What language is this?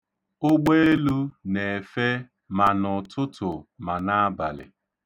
Igbo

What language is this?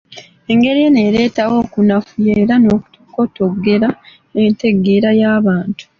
Ganda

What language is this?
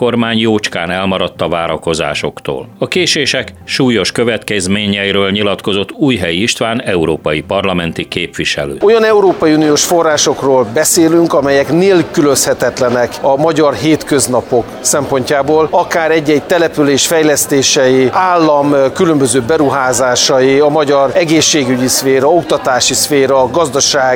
Hungarian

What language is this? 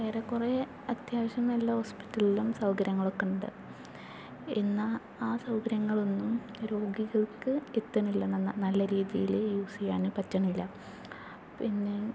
Malayalam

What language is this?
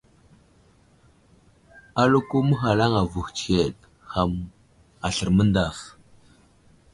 Wuzlam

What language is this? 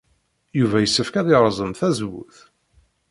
Kabyle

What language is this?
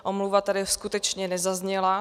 Czech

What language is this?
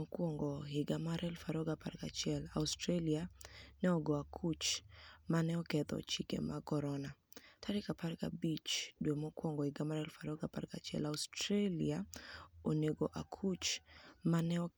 Luo (Kenya and Tanzania)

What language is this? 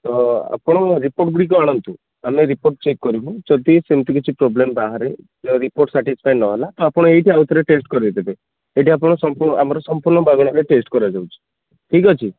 Odia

